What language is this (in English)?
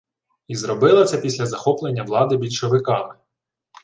Ukrainian